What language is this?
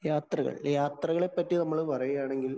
Malayalam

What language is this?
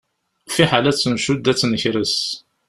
Kabyle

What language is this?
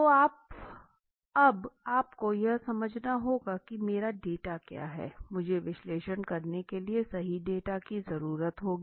Hindi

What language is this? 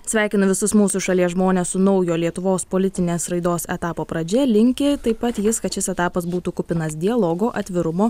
Lithuanian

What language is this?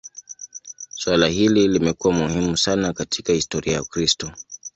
Swahili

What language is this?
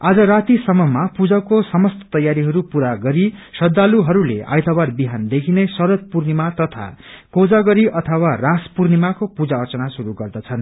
Nepali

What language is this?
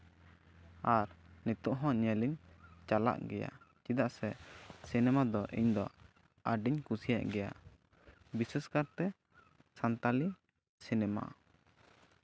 Santali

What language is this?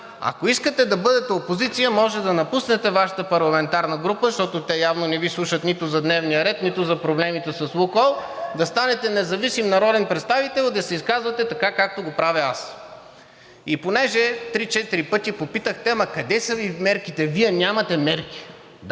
Bulgarian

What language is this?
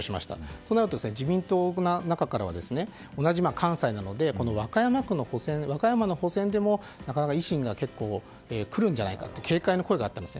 Japanese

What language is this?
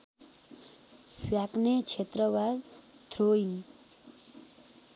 Nepali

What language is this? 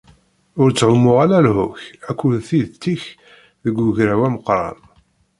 Kabyle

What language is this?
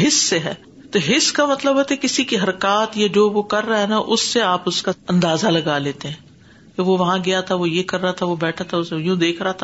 Urdu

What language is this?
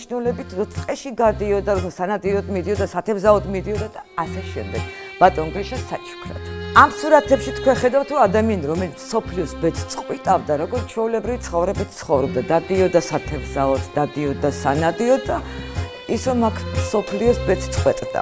Turkish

